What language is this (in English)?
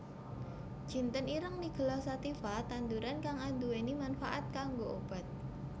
Javanese